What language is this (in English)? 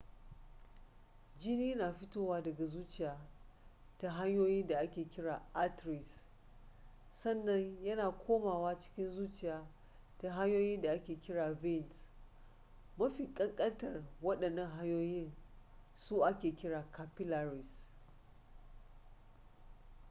Hausa